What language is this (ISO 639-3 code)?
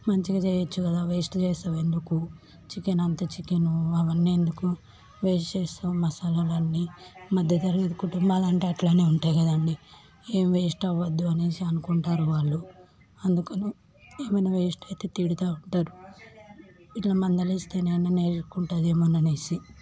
tel